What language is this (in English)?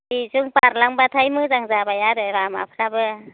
Bodo